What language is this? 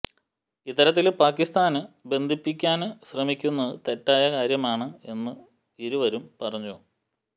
Malayalam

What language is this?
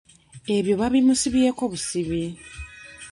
Ganda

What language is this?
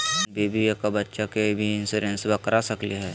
Magahi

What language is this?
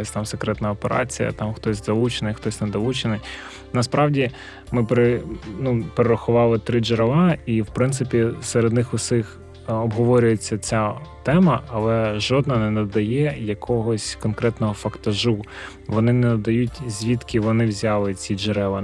Ukrainian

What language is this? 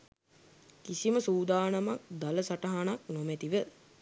Sinhala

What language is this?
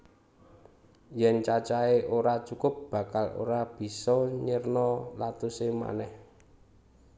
Javanese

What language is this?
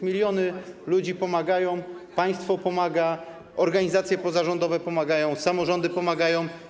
Polish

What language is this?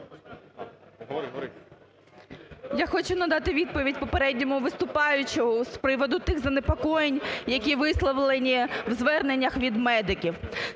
Ukrainian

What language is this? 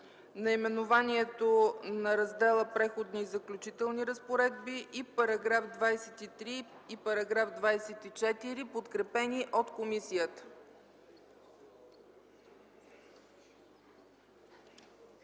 Bulgarian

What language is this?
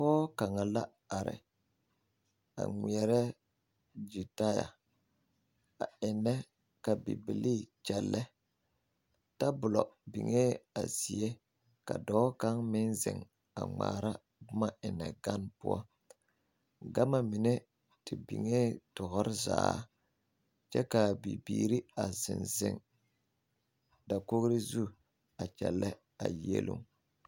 Southern Dagaare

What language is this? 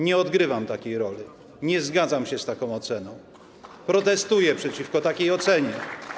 Polish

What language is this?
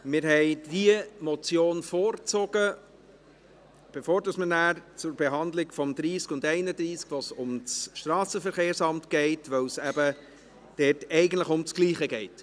Swiss German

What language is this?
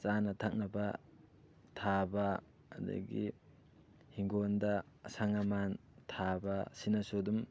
Manipuri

